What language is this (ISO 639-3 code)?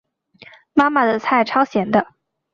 zho